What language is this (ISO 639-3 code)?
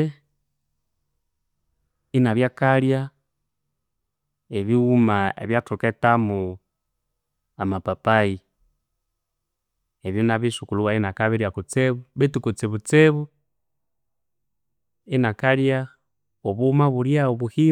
koo